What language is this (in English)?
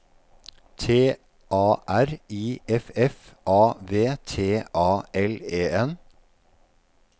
Norwegian